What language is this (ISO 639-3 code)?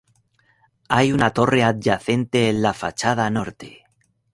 spa